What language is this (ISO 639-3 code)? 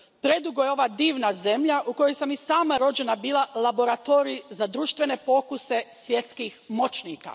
hrv